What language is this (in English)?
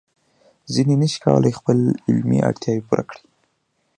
Pashto